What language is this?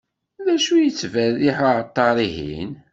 Kabyle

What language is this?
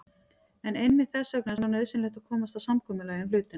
Icelandic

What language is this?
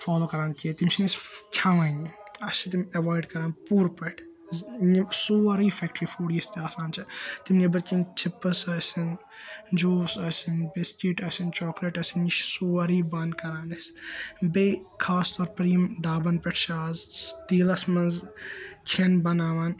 Kashmiri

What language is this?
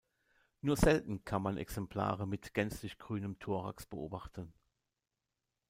German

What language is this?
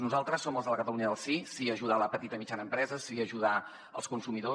Catalan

